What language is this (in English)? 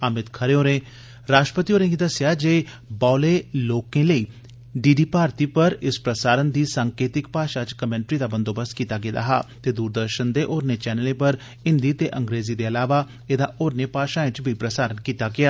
Dogri